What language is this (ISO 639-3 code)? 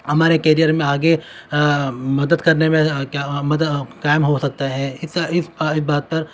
urd